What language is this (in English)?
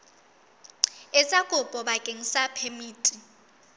Southern Sotho